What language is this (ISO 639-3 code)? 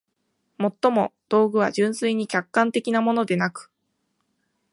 jpn